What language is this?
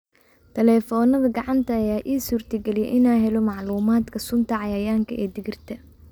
Somali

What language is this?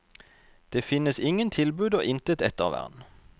Norwegian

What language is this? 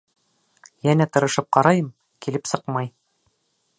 Bashkir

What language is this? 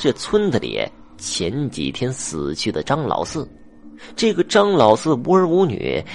Chinese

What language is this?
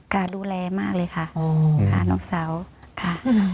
Thai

